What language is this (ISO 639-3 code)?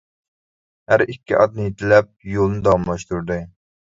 uig